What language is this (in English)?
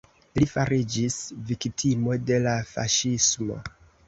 Esperanto